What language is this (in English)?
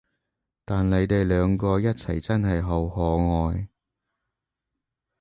Cantonese